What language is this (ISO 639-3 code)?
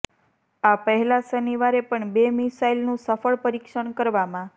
guj